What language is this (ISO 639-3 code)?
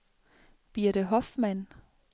dan